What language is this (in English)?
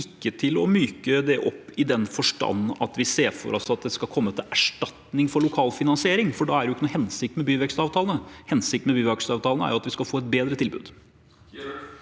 Norwegian